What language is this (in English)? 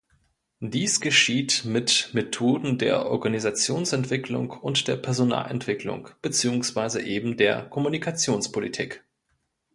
German